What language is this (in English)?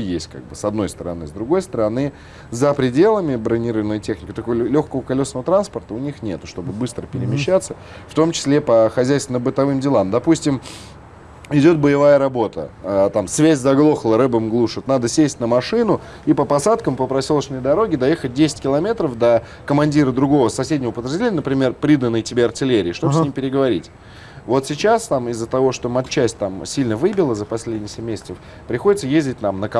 Russian